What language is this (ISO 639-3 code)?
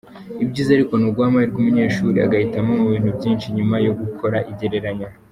kin